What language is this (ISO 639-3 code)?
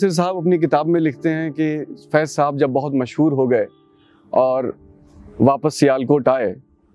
urd